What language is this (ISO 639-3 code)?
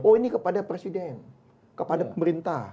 ind